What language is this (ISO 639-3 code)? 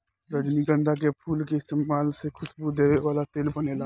bho